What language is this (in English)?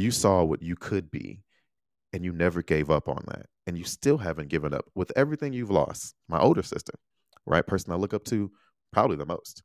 English